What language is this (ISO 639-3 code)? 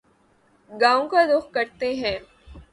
urd